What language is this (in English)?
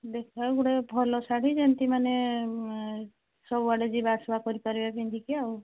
Odia